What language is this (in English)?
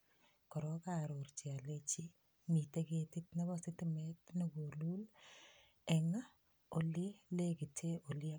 Kalenjin